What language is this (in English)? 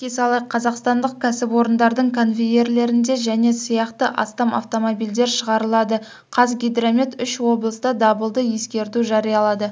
Kazakh